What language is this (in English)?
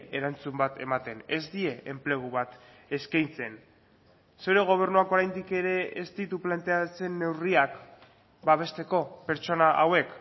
Basque